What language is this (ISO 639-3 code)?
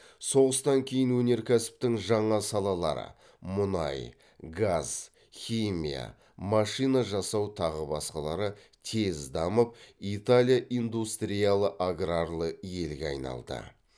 kaz